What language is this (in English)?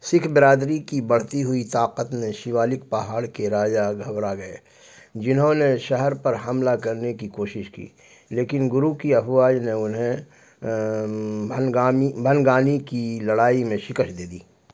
Urdu